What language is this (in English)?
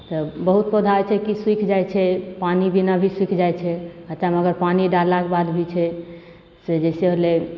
Maithili